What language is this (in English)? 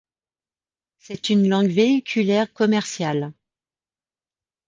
French